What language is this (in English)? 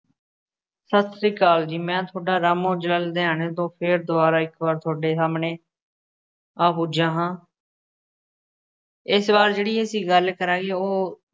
Punjabi